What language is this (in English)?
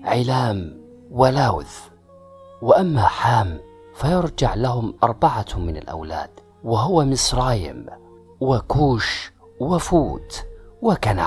Arabic